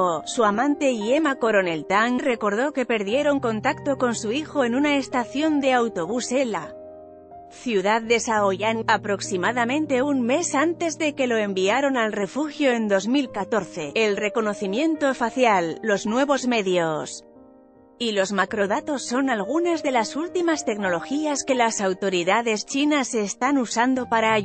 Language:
Spanish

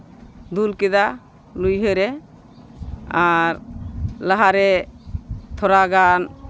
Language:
Santali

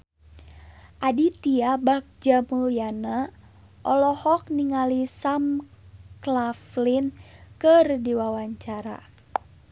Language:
Sundanese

